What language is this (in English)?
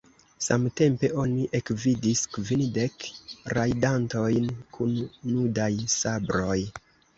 Esperanto